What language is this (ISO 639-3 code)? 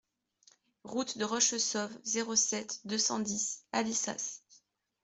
fra